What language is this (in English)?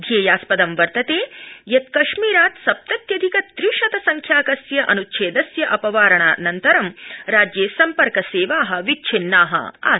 Sanskrit